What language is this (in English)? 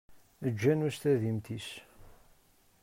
Kabyle